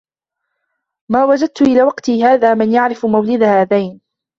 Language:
Arabic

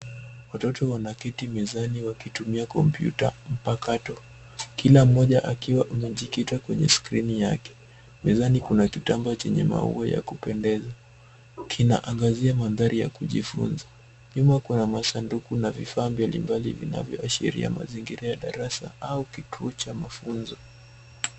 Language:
Swahili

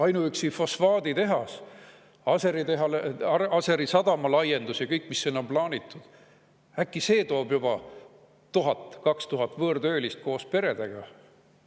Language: Estonian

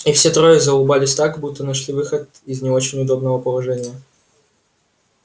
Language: Russian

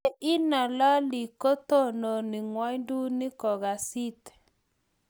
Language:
Kalenjin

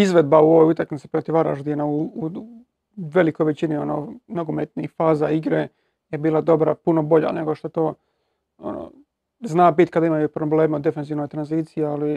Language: Croatian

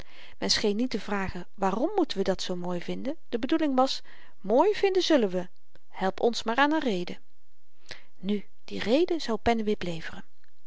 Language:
Dutch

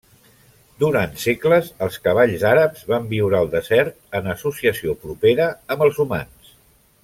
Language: Catalan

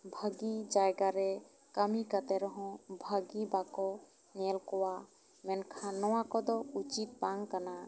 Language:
Santali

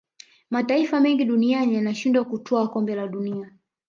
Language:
Swahili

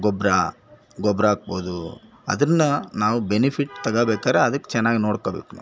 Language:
Kannada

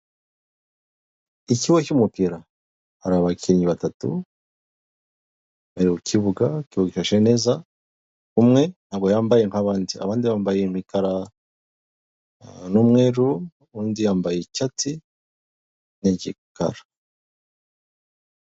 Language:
Kinyarwanda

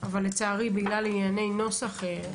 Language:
Hebrew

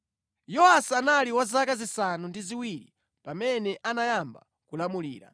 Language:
Nyanja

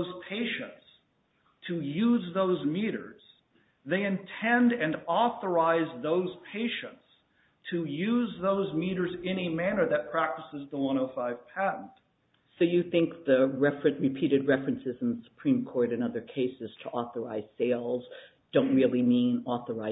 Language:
English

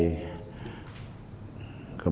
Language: Thai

